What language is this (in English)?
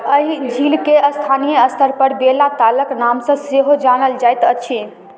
Maithili